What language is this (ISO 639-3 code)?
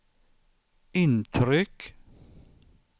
swe